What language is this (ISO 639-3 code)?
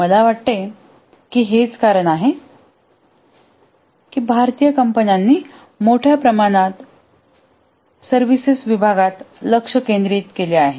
mar